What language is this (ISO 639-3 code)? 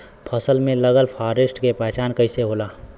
bho